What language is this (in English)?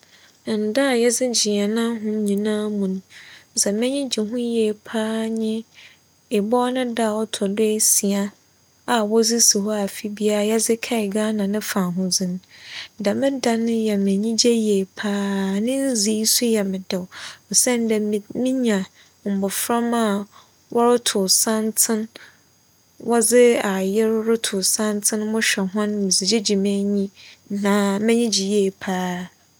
Akan